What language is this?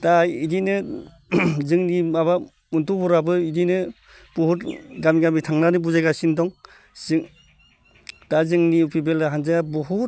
Bodo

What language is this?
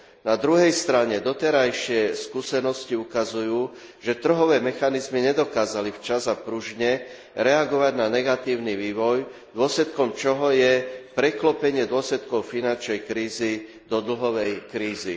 Slovak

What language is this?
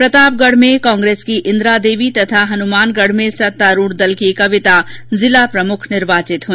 Hindi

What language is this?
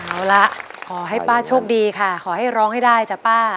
Thai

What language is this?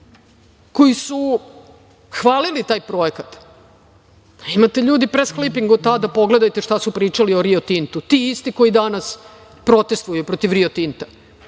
Serbian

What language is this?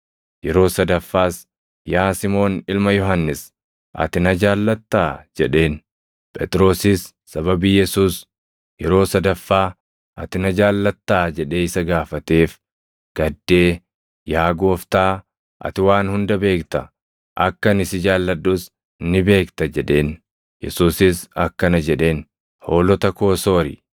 Oromo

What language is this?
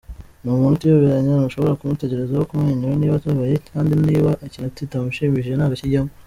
Kinyarwanda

